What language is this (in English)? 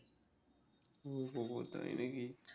Bangla